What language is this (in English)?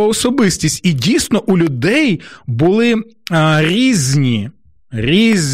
Ukrainian